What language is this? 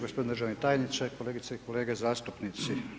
Croatian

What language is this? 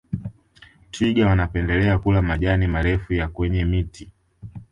Swahili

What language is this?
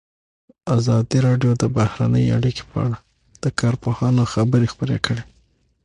Pashto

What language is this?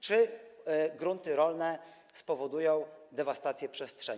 Polish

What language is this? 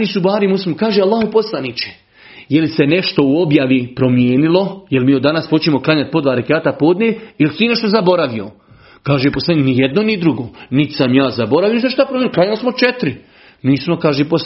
Croatian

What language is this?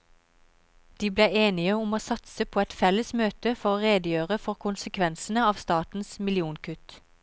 Norwegian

